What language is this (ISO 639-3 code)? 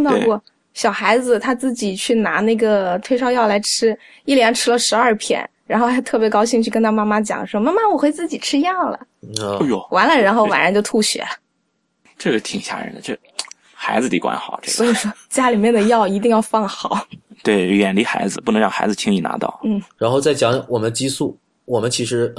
zho